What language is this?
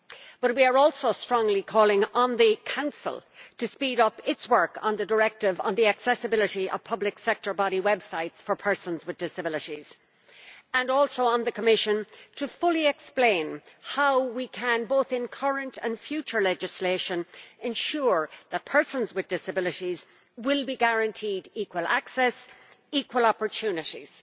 English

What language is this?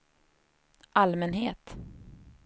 Swedish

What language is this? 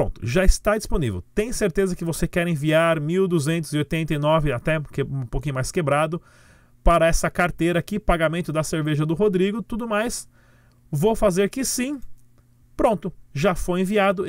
Portuguese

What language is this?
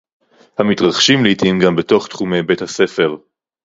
Hebrew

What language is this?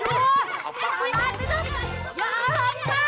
Indonesian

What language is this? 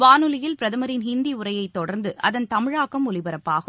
Tamil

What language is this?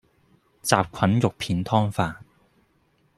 Cantonese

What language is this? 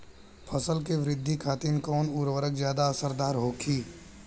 Bhojpuri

